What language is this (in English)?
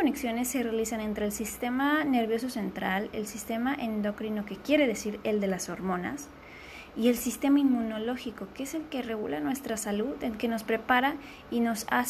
Spanish